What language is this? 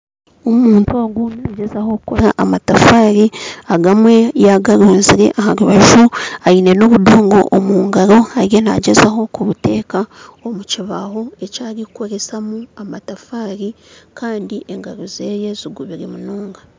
Nyankole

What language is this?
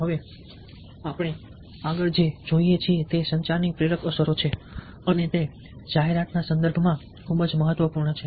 Gujarati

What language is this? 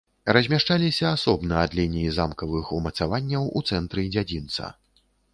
Belarusian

